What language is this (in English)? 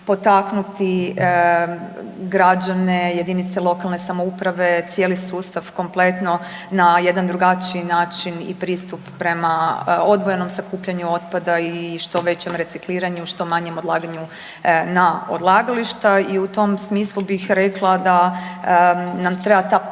Croatian